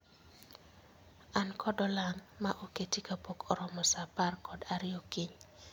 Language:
Luo (Kenya and Tanzania)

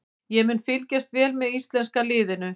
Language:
Icelandic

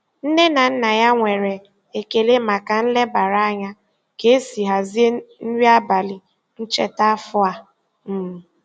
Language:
Igbo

